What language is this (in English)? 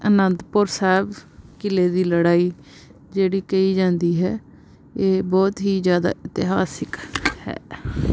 Punjabi